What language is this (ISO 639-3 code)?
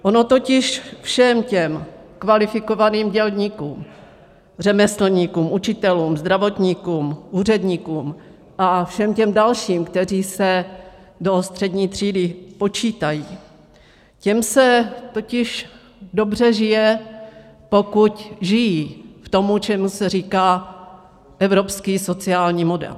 ces